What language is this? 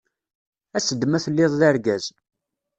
Kabyle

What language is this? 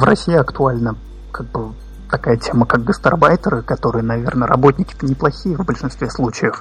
Russian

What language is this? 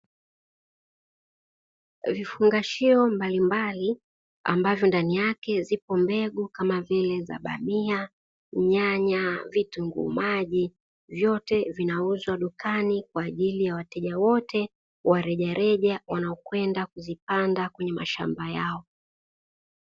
Swahili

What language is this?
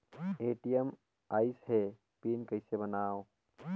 Chhattisgarhi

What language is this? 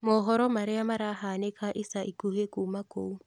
Kikuyu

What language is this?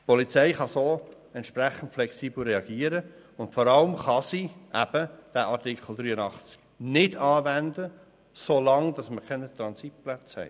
Swiss German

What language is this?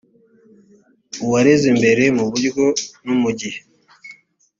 Kinyarwanda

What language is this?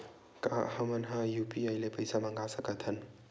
Chhattisgarhi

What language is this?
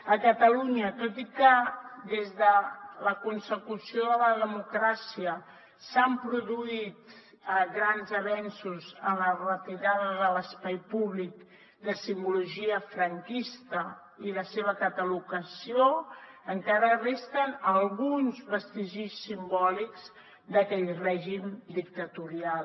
Catalan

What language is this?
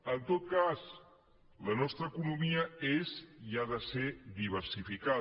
Catalan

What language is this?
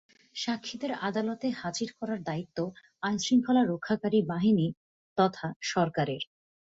Bangla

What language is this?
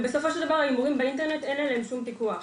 Hebrew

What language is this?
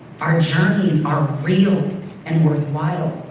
English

